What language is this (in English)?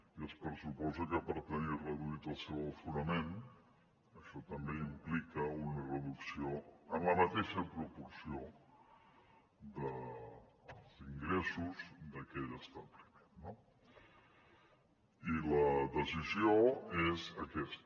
Catalan